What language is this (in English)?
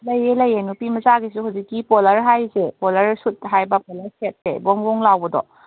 Manipuri